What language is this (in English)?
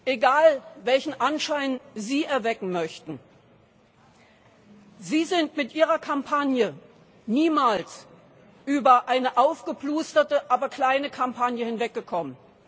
German